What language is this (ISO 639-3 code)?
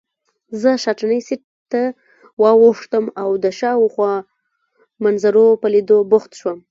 pus